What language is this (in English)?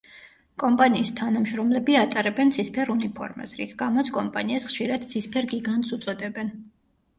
Georgian